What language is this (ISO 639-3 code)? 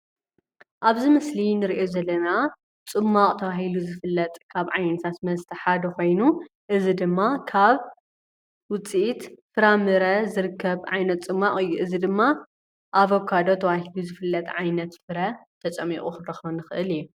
tir